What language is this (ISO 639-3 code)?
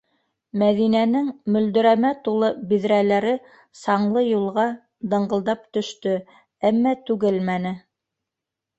bak